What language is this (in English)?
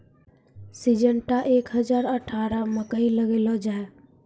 Maithili